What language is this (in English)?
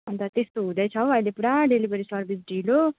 Nepali